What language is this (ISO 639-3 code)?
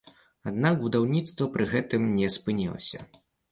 bel